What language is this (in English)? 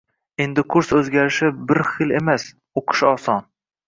Uzbek